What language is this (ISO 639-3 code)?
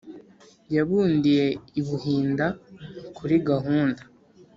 kin